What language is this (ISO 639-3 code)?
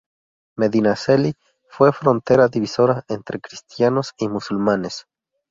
spa